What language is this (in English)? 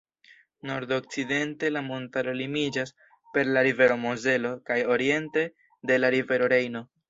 Esperanto